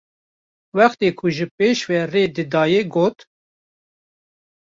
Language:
Kurdish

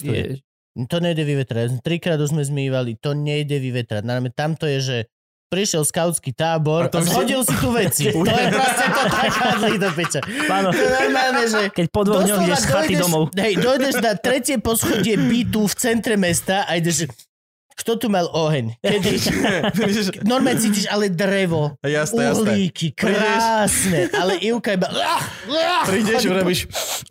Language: Slovak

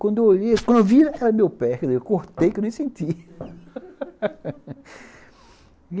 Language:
Portuguese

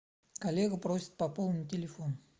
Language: Russian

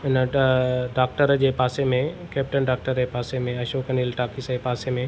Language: Sindhi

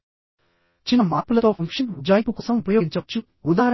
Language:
Telugu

